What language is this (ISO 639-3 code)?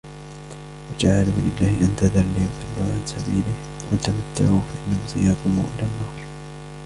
ara